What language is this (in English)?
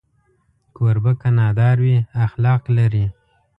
Pashto